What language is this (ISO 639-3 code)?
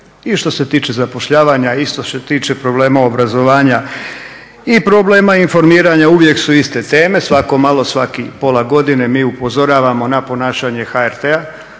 hrv